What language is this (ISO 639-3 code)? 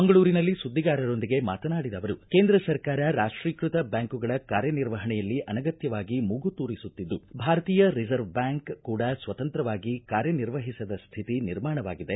kan